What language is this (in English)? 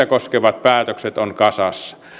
Finnish